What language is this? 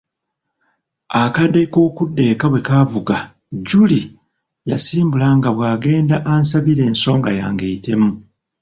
Ganda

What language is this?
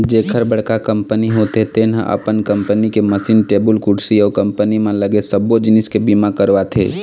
Chhattisgarhi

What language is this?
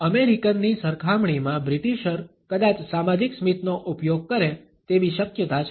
Gujarati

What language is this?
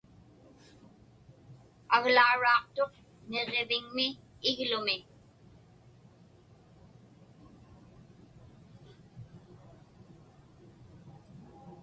Inupiaq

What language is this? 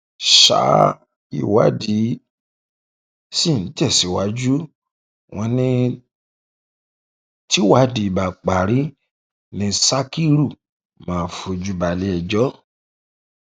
Yoruba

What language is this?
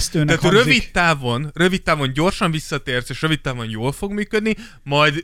Hungarian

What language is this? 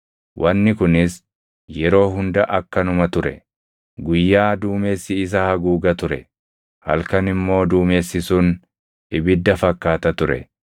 Oromo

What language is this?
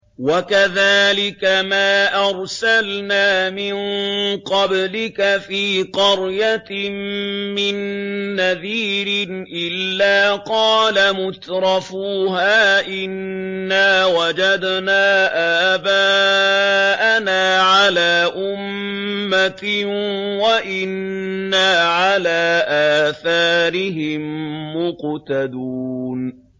Arabic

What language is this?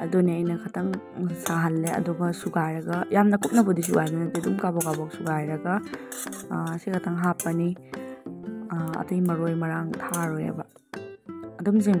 Arabic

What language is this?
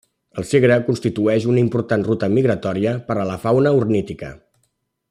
Catalan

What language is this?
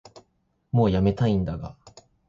Japanese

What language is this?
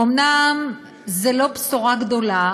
Hebrew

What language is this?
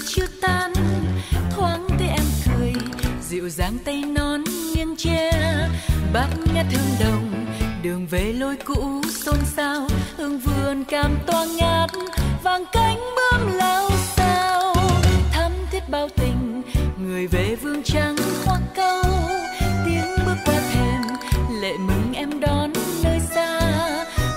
Vietnamese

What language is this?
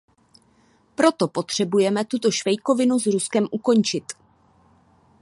Czech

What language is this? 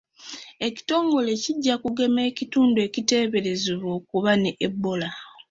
Ganda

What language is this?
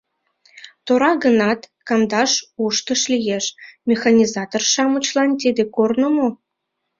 Mari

